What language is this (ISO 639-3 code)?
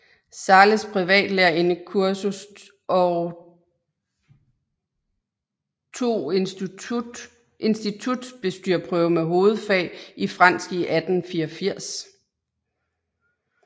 dan